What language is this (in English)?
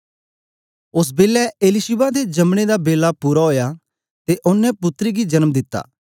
Dogri